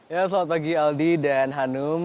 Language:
Indonesian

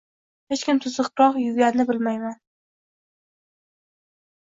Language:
Uzbek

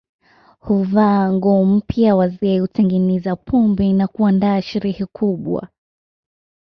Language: Swahili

